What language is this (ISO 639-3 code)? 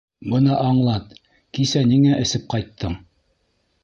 bak